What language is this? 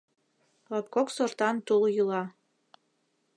Mari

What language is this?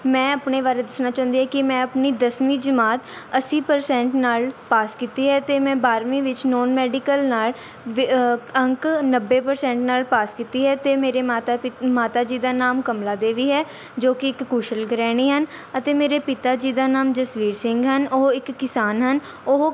Punjabi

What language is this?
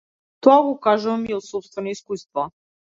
Macedonian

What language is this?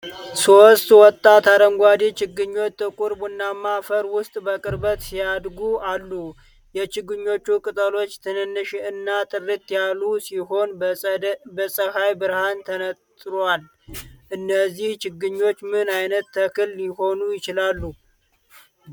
Amharic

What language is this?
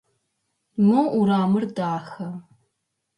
Adyghe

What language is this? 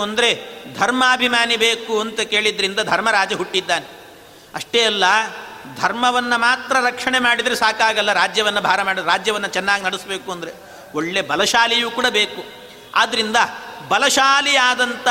Kannada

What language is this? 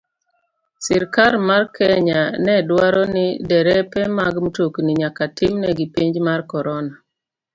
Luo (Kenya and Tanzania)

